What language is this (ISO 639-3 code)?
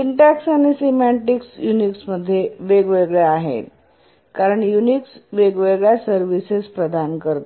mar